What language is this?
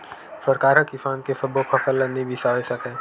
Chhattisgarhi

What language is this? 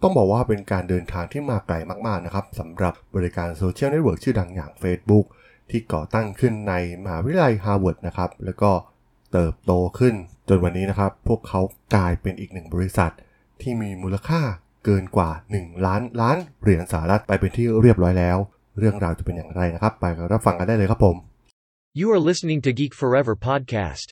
Thai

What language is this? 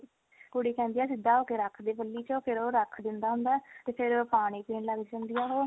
Punjabi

